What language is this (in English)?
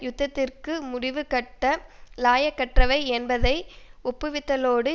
Tamil